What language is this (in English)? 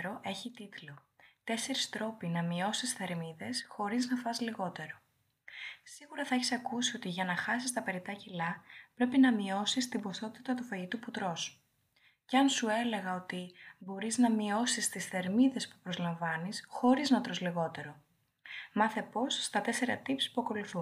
Greek